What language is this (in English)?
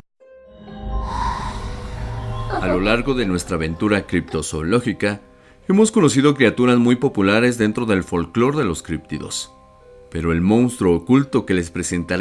Spanish